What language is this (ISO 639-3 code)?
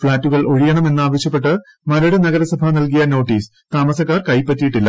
mal